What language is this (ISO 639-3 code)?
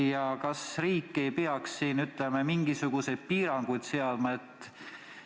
est